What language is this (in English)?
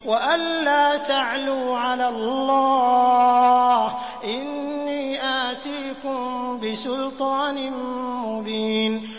Arabic